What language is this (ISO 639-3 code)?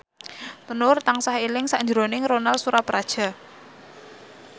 jav